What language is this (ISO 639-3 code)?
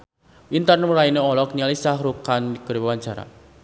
sun